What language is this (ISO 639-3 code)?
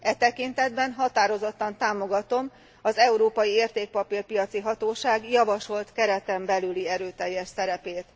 hun